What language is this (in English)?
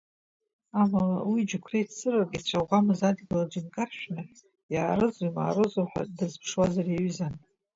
Abkhazian